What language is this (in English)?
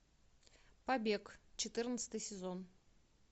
Russian